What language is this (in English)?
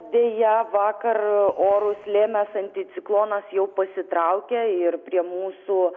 Lithuanian